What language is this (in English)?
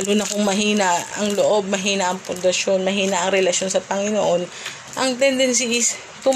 Filipino